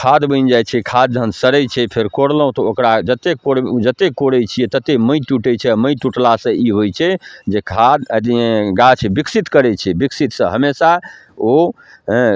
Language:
Maithili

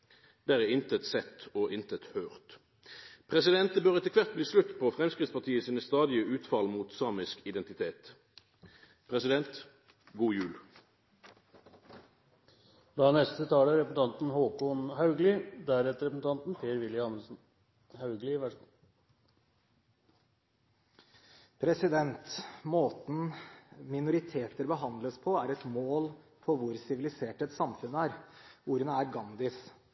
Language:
Norwegian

